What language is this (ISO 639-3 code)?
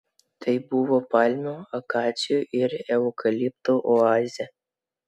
lit